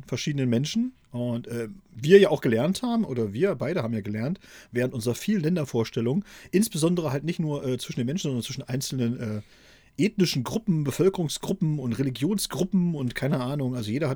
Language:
German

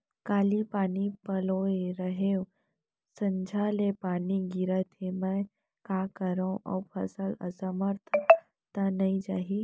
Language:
Chhattisgarhi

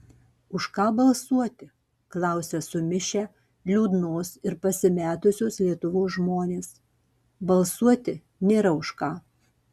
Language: Lithuanian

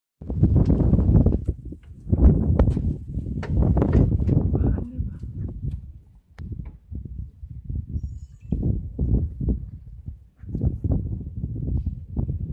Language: Thai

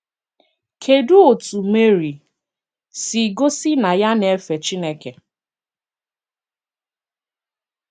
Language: Igbo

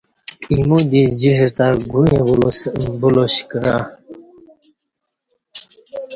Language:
Kati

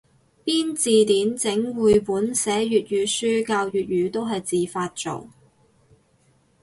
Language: Cantonese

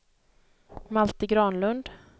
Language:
Swedish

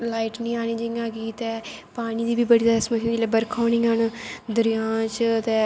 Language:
Dogri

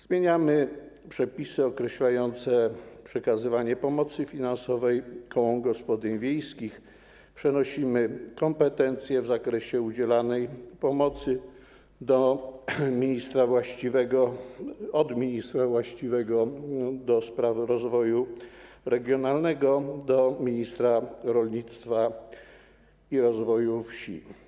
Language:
Polish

